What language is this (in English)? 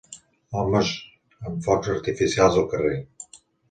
Catalan